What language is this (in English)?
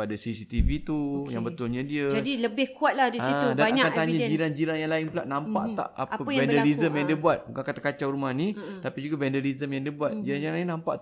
Malay